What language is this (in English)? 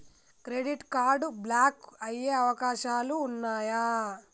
Telugu